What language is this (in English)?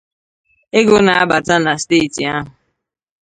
Igbo